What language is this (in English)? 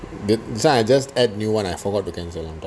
English